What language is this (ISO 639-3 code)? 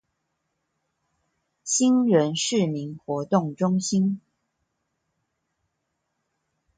zho